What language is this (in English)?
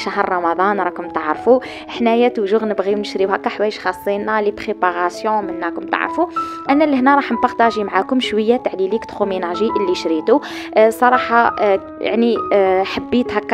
Arabic